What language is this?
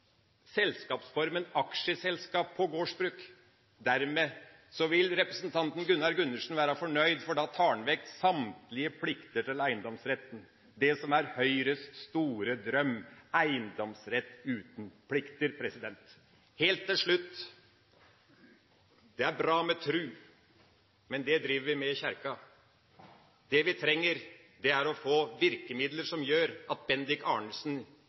Norwegian Bokmål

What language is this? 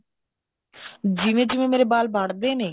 Punjabi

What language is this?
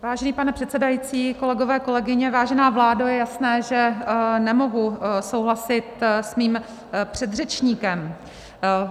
Czech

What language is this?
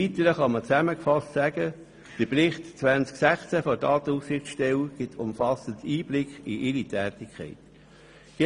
Swiss German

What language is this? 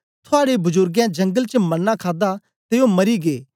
Dogri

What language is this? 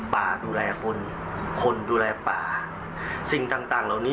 Thai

